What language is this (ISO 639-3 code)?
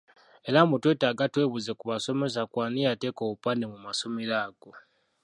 lug